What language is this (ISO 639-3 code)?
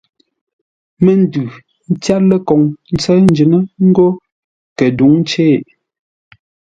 nla